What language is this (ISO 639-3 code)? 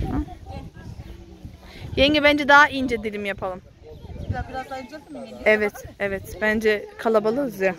tur